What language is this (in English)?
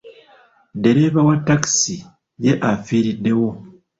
Ganda